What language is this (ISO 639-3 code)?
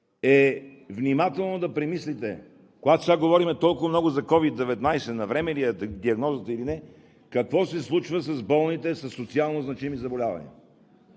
bul